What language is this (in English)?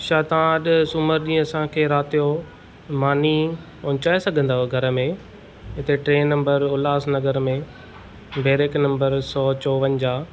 Sindhi